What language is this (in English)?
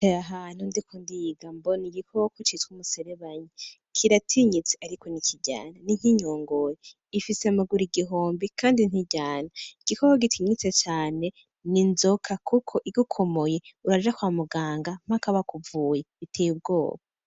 Rundi